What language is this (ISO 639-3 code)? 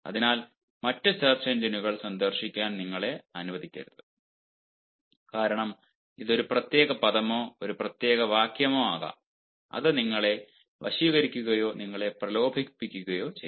mal